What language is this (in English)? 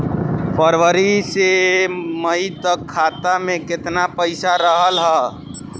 Bhojpuri